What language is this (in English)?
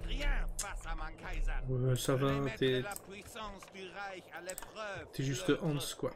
French